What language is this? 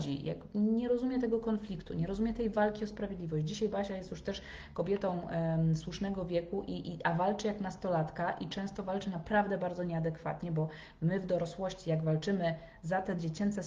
Polish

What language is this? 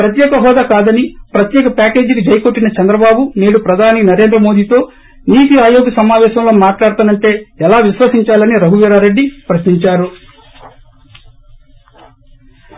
Telugu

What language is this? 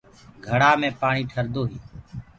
Gurgula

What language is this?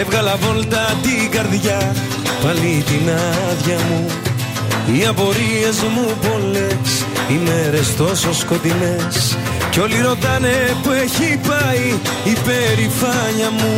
Greek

